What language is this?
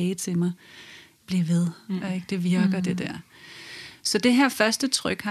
Danish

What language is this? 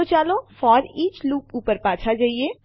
Gujarati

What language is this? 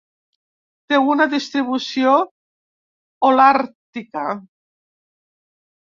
Catalan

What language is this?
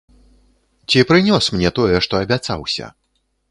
Belarusian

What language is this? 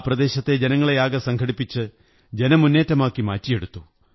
Malayalam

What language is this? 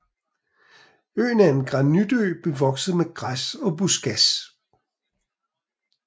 Danish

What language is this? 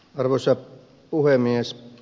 Finnish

